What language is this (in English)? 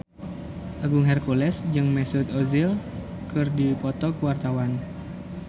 Sundanese